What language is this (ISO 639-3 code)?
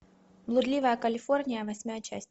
rus